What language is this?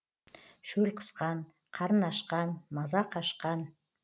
Kazakh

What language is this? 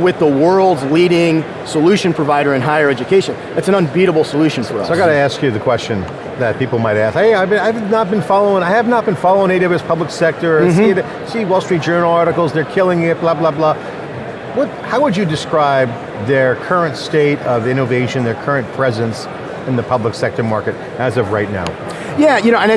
English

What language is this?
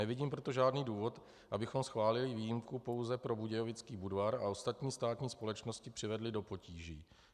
Czech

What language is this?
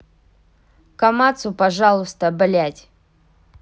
Russian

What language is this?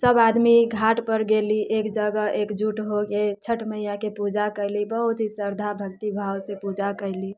Maithili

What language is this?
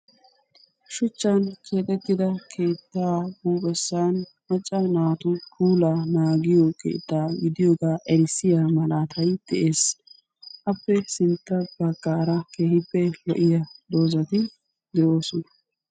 Wolaytta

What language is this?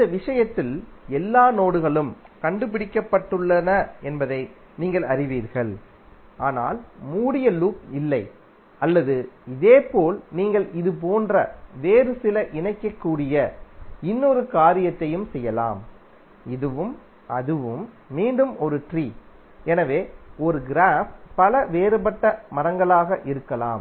Tamil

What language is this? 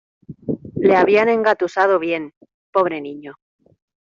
Spanish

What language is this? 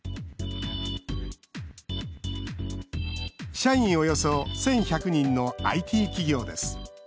Japanese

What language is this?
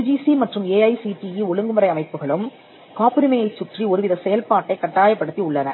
Tamil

